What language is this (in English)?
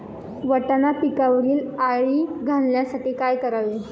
Marathi